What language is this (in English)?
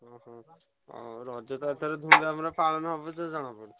Odia